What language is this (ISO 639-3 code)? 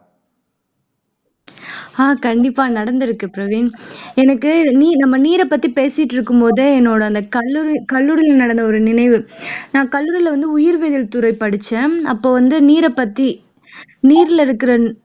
tam